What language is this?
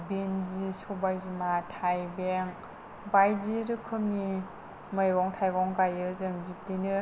Bodo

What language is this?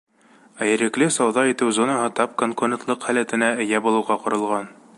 Bashkir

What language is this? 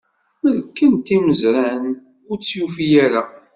Kabyle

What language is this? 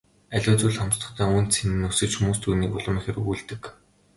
Mongolian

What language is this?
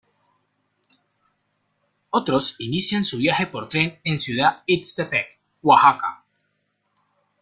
Spanish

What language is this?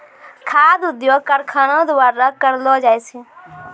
Maithili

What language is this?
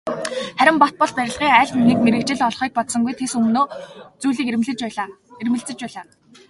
Mongolian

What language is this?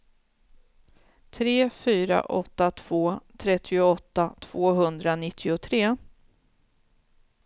Swedish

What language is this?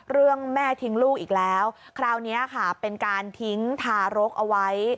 Thai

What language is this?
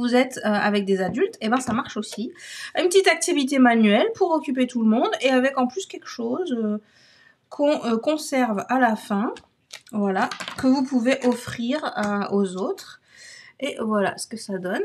French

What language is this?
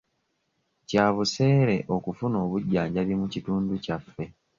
Ganda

